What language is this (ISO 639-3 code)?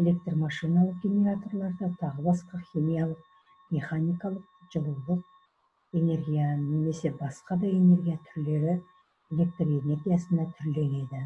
tur